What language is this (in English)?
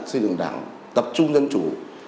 Vietnamese